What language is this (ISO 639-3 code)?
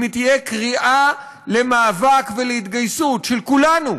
heb